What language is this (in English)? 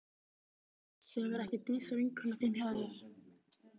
Icelandic